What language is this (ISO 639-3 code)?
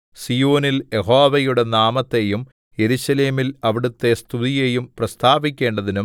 mal